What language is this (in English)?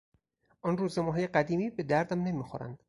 Persian